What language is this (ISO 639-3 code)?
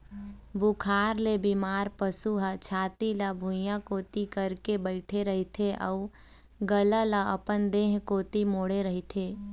hne